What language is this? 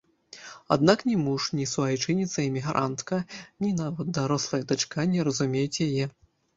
Belarusian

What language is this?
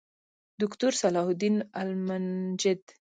Pashto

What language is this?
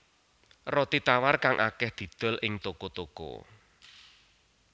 Javanese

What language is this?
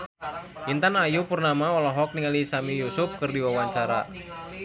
Sundanese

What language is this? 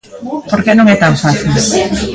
Galician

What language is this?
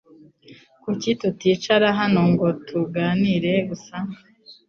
Kinyarwanda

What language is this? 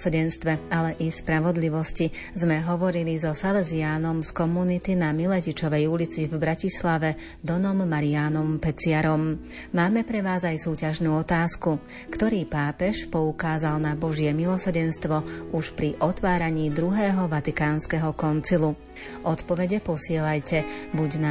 Slovak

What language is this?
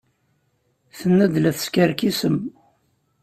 Kabyle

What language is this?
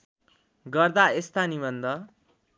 Nepali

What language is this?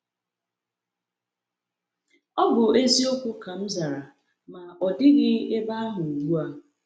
Igbo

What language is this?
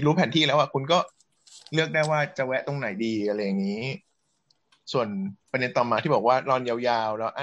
Thai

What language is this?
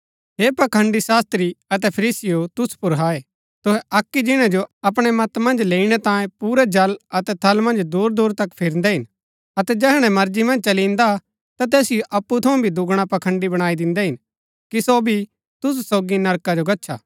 Gaddi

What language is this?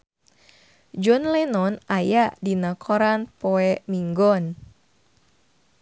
Sundanese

